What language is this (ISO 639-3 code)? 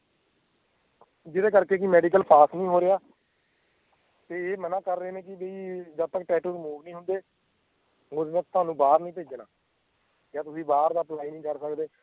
pan